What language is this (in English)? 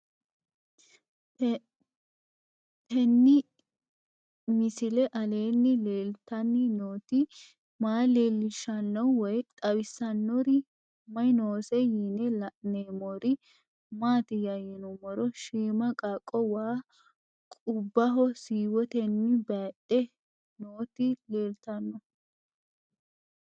Sidamo